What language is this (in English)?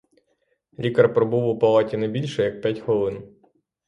Ukrainian